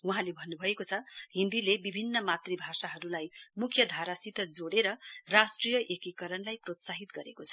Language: Nepali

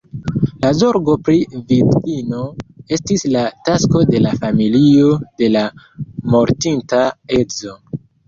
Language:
Esperanto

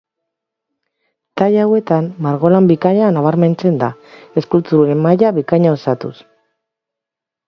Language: Basque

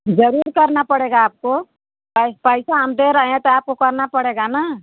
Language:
Hindi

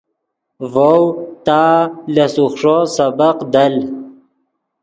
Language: Yidgha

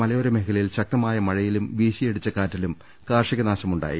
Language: Malayalam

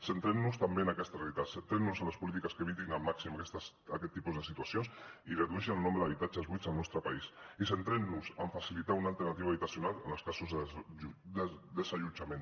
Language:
Catalan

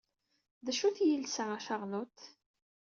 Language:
Kabyle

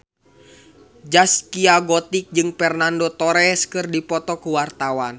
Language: Sundanese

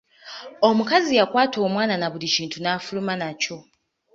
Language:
Ganda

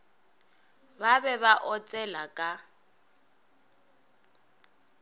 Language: Northern Sotho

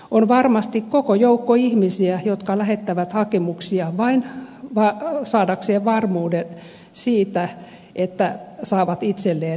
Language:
Finnish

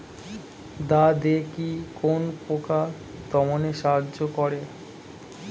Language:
Bangla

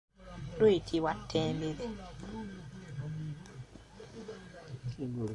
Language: Ganda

